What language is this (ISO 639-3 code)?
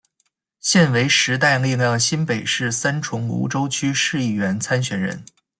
zho